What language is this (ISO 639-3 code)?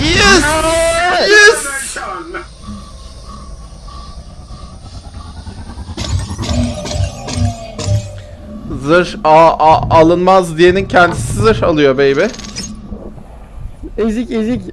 tur